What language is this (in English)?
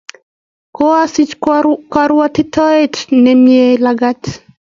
Kalenjin